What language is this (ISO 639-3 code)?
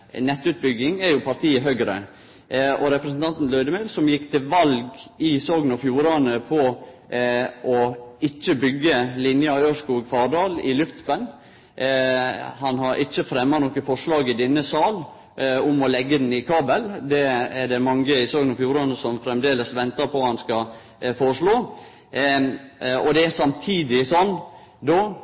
nno